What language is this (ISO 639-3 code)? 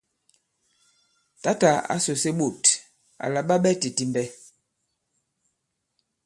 abb